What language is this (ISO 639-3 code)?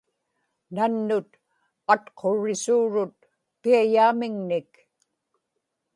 ipk